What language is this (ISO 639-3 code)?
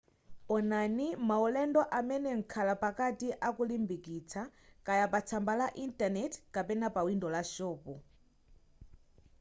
nya